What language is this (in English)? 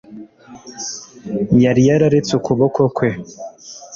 Kinyarwanda